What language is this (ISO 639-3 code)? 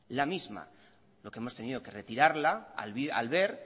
spa